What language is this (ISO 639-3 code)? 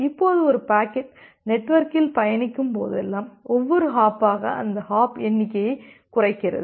tam